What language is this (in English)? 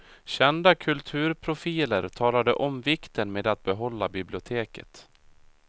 Swedish